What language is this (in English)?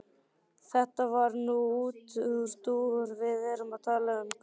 Icelandic